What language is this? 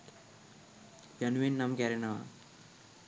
Sinhala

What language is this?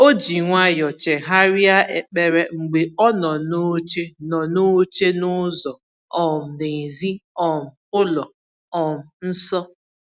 Igbo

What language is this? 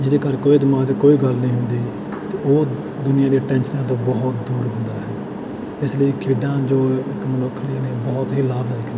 Punjabi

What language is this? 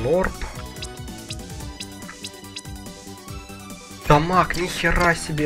Russian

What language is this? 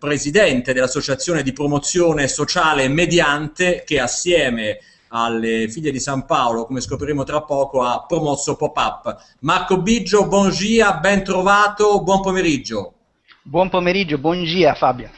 Italian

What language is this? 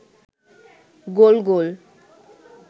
Bangla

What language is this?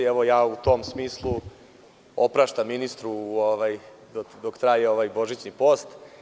Serbian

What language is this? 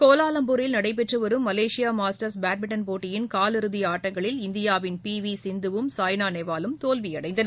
Tamil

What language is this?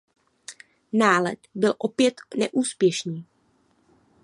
Czech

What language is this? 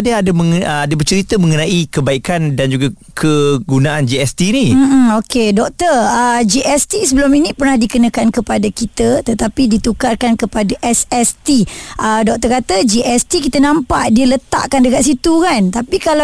Malay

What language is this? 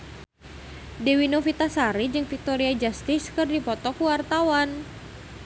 Sundanese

